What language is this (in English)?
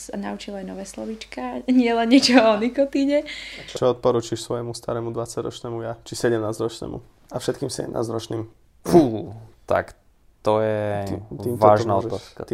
Slovak